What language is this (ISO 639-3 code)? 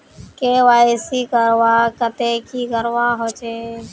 mag